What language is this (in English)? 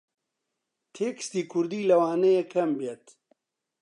Central Kurdish